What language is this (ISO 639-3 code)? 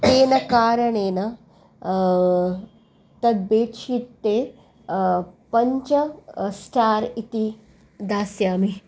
san